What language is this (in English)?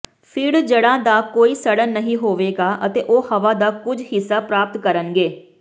Punjabi